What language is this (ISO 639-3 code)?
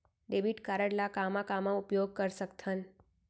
hne